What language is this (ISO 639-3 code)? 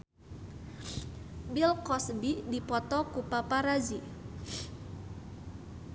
sun